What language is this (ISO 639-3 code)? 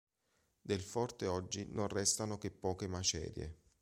ita